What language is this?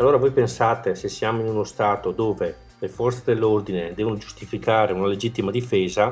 Italian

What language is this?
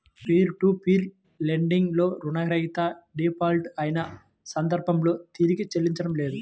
Telugu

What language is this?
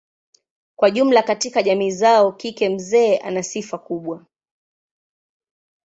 Swahili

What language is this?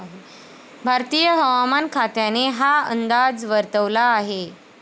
Marathi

